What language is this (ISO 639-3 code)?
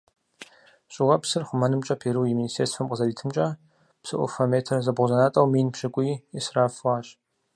kbd